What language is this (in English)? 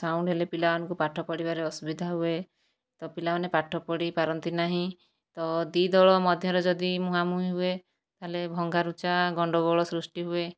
Odia